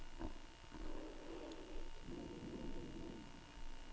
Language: Danish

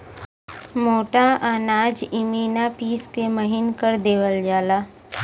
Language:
Bhojpuri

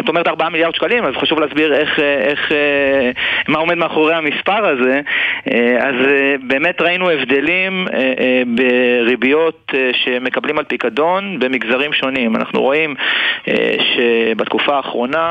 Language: Hebrew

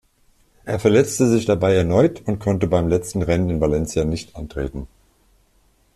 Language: German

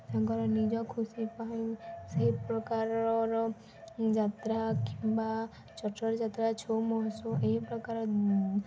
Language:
Odia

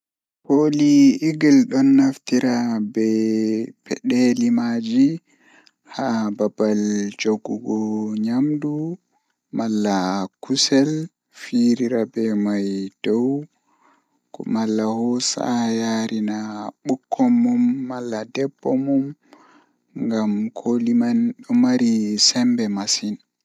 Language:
Fula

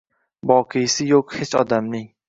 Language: Uzbek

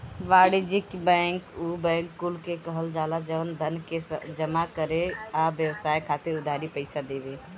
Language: Bhojpuri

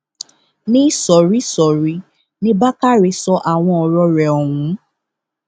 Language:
Yoruba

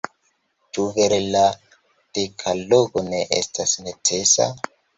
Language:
Esperanto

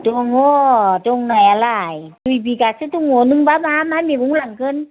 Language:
Bodo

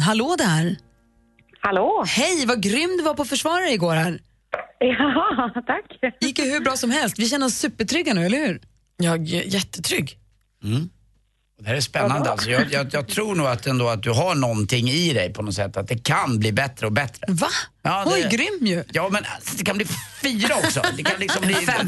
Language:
Swedish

